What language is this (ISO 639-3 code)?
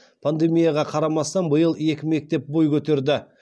kaz